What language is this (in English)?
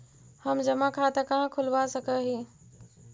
Magahi